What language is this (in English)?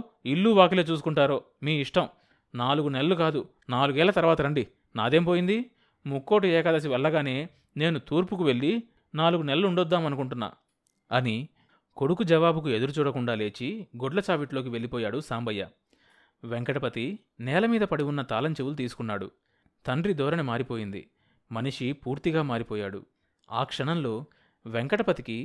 Telugu